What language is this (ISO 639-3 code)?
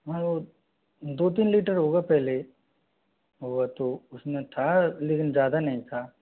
hin